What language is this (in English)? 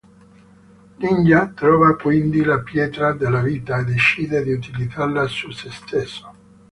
Italian